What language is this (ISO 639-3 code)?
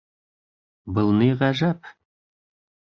bak